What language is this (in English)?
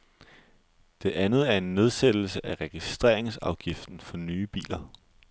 Danish